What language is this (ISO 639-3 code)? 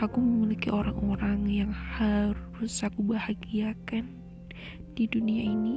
ind